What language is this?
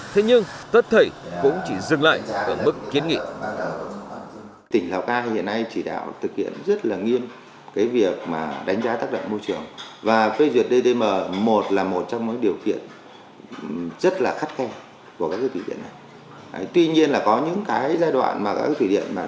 Vietnamese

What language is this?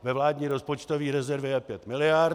Czech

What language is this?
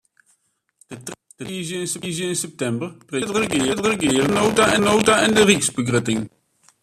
Western Frisian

